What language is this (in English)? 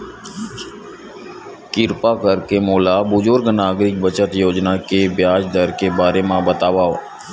Chhattisgarhi